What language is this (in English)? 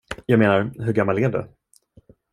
Swedish